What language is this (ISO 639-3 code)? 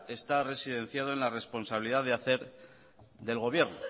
spa